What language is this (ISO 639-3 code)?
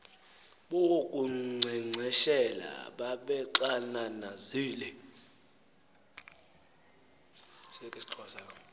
xho